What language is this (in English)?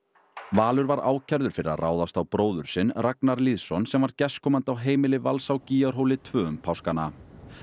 Icelandic